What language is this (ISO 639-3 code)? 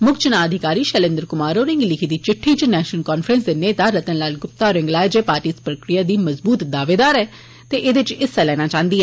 doi